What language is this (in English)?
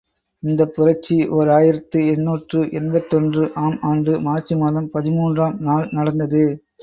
Tamil